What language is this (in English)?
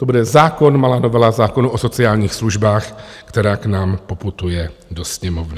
Czech